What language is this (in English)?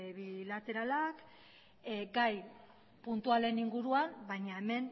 Basque